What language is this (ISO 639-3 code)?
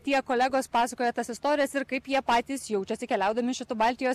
lit